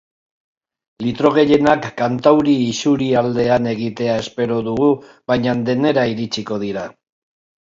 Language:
Basque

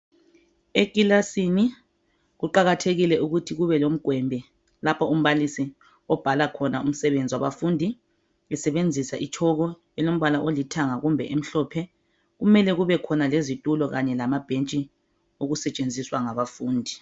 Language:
North Ndebele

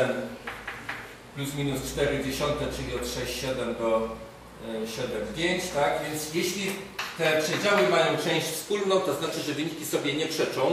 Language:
Polish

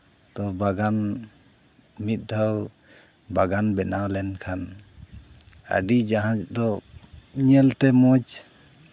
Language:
Santali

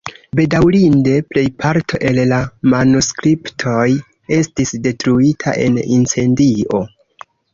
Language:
Esperanto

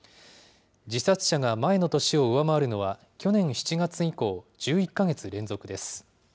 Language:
Japanese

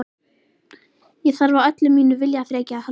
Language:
Icelandic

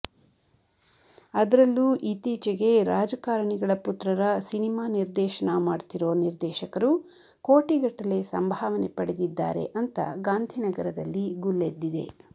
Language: Kannada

